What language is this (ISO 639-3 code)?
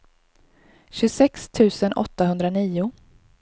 swe